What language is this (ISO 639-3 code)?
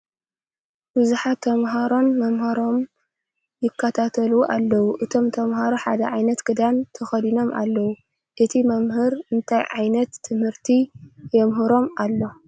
tir